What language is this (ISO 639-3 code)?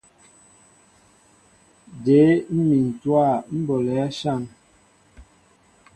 mbo